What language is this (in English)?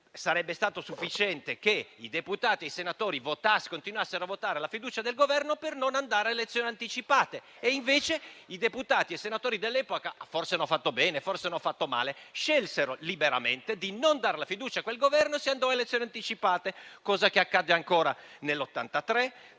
Italian